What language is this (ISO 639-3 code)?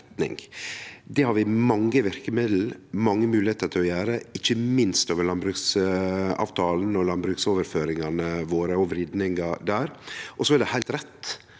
nor